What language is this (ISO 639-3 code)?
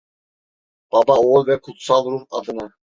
tur